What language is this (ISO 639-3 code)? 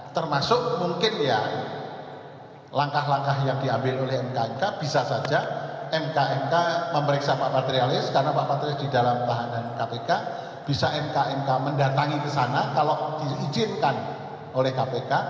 ind